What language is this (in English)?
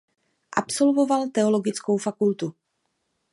Czech